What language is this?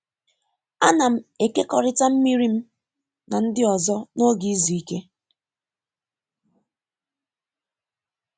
Igbo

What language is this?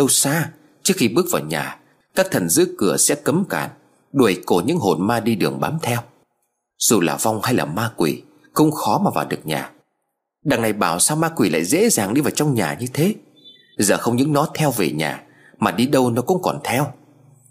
Vietnamese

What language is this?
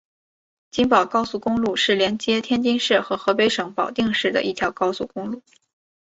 Chinese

